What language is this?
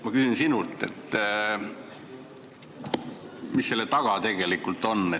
Estonian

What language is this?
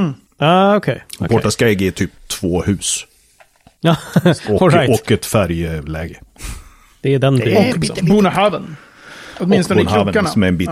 Swedish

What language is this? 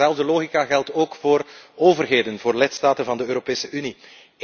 Dutch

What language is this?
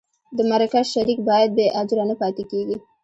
Pashto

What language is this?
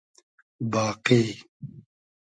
Hazaragi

